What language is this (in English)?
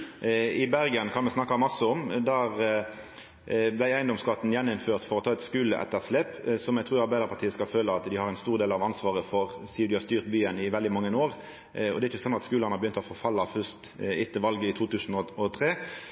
Norwegian Nynorsk